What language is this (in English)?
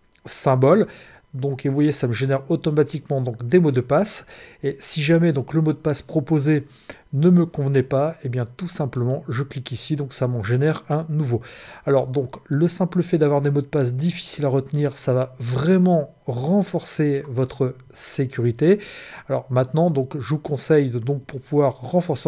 French